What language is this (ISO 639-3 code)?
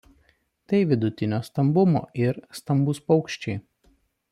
lit